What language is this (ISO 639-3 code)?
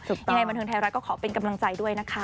tha